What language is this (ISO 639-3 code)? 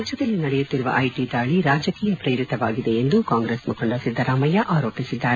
kan